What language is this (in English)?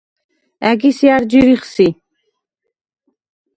Svan